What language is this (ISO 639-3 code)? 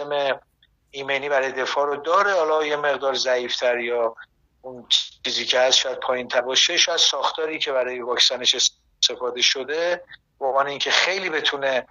fas